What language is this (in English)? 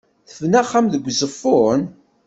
Kabyle